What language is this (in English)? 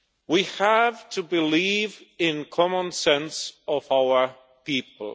English